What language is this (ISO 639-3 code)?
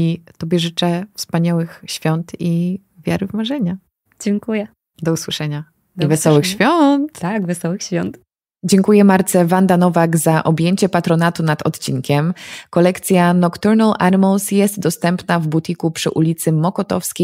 pol